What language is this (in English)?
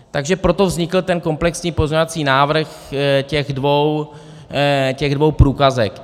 Czech